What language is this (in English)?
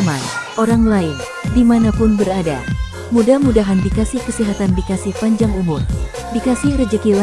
Indonesian